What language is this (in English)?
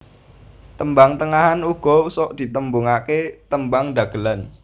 Javanese